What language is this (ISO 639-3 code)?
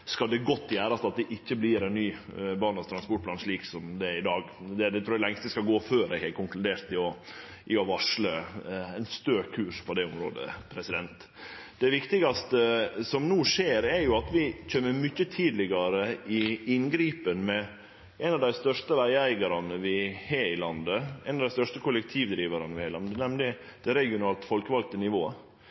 nno